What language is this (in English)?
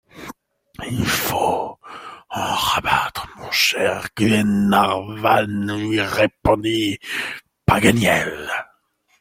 French